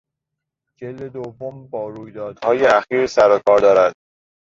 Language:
Persian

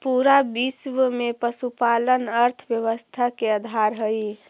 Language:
Magahi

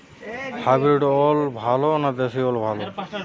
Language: Bangla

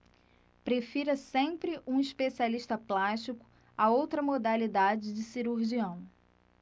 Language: Portuguese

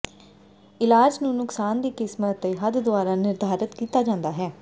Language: Punjabi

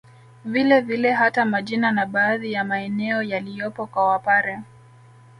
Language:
Swahili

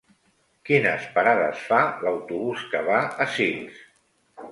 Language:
Catalan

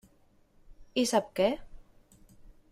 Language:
Catalan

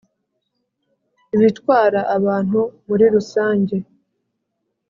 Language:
Kinyarwanda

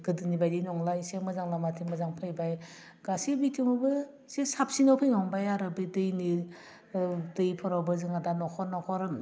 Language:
Bodo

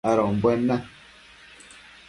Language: Matsés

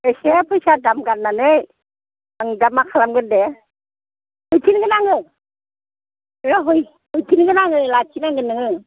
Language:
Bodo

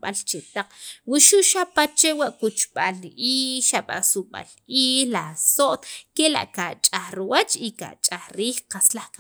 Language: Sacapulteco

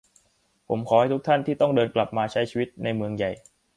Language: Thai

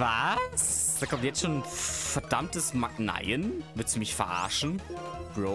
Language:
German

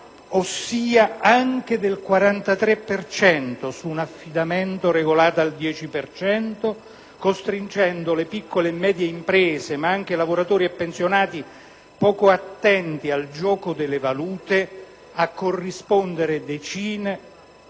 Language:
Italian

